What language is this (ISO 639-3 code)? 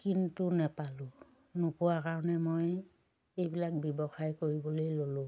asm